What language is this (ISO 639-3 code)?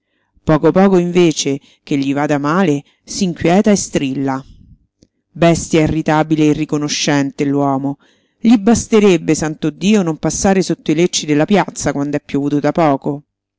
ita